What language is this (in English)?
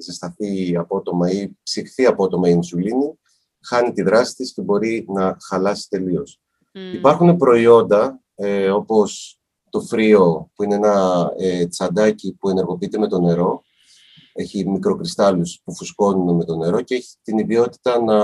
Greek